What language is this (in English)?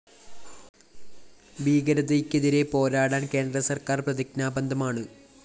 Malayalam